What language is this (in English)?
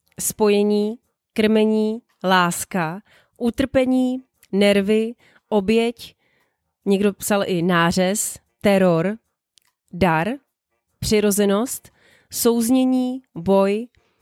Czech